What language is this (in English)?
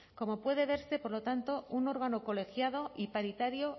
Spanish